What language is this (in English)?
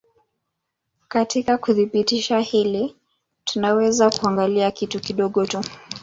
Swahili